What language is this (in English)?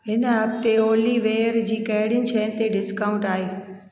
Sindhi